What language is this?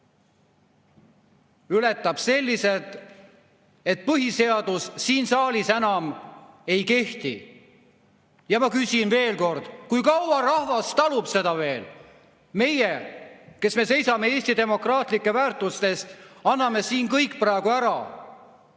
Estonian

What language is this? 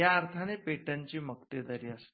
Marathi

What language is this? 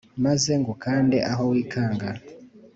Kinyarwanda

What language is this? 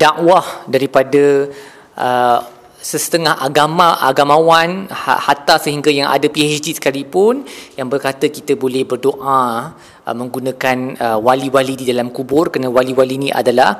Malay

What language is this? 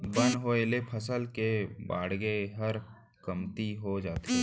Chhattisgarhi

